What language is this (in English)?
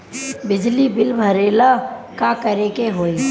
Bhojpuri